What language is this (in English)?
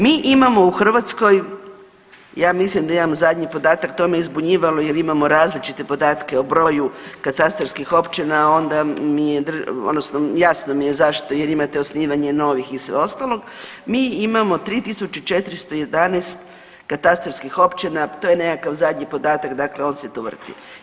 Croatian